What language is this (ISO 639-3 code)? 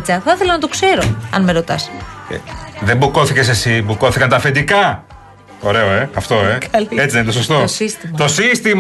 ell